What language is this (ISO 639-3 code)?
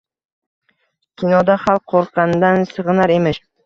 uzb